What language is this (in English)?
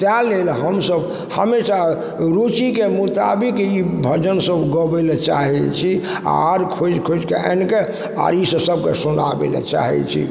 Maithili